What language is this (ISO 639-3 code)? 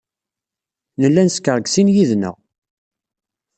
kab